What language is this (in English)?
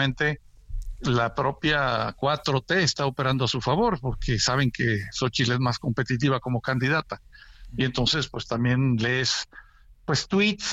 Spanish